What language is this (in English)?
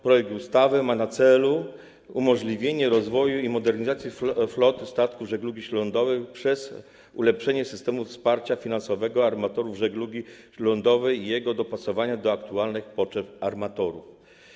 Polish